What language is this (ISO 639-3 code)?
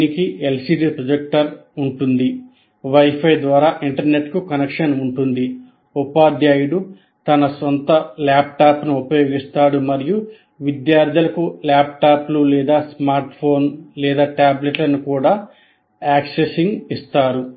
tel